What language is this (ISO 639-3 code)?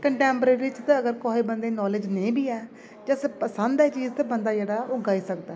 doi